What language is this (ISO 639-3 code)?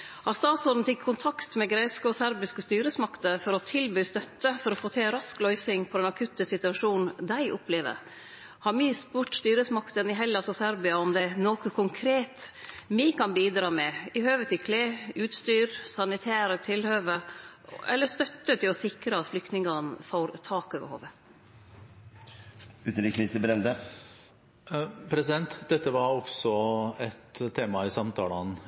nor